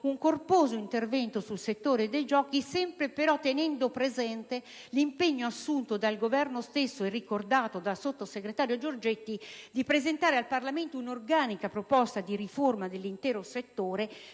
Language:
Italian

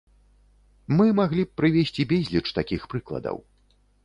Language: Belarusian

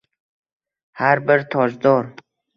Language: Uzbek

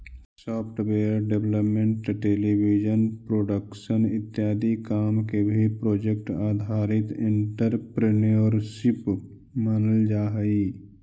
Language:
Magahi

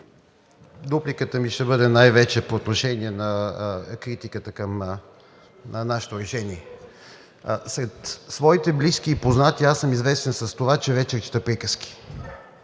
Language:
Bulgarian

